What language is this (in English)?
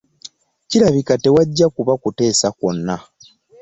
Ganda